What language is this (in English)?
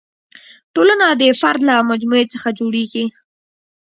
Pashto